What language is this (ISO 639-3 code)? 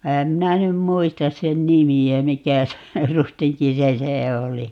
fin